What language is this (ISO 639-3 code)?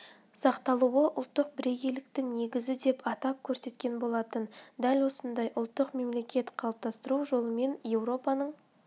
kaz